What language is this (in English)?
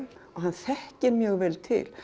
Icelandic